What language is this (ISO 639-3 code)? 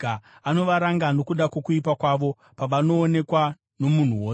sna